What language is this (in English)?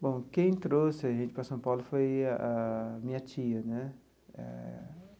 Portuguese